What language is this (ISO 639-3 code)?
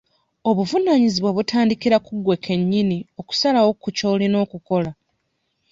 lug